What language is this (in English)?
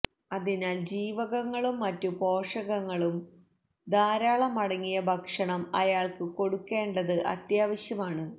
Malayalam